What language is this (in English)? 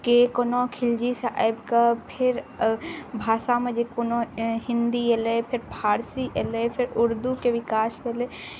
Maithili